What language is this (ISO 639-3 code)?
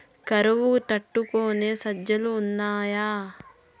tel